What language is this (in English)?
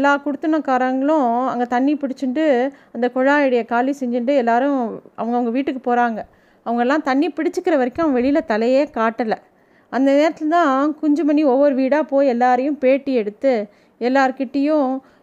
Tamil